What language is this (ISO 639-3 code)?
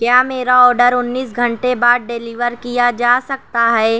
urd